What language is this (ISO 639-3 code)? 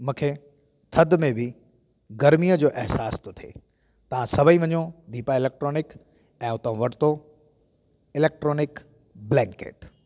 snd